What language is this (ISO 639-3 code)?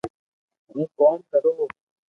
lrk